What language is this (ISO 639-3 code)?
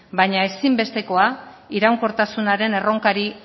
eus